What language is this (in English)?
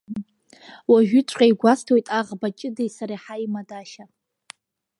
Abkhazian